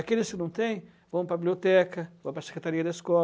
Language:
Portuguese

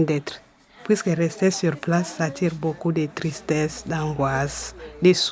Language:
French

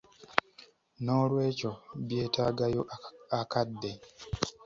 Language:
Ganda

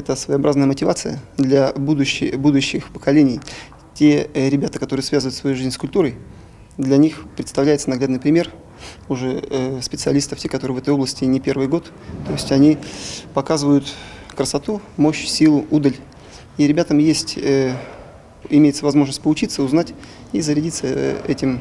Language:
Russian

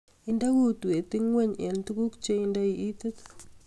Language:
Kalenjin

